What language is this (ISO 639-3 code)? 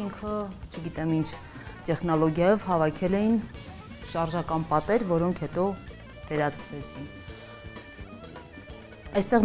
ron